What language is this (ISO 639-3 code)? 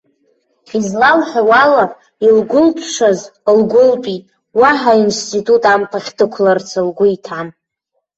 abk